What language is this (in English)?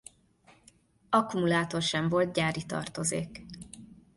Hungarian